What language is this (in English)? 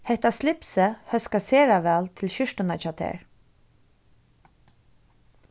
Faroese